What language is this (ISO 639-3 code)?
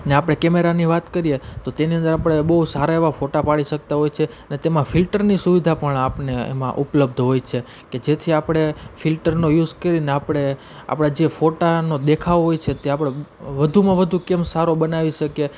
guj